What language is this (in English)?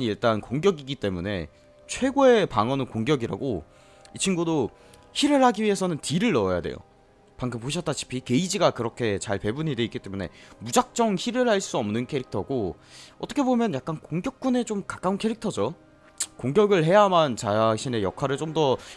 Korean